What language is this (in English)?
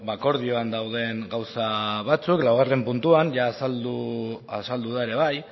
Basque